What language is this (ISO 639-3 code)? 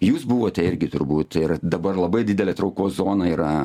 lit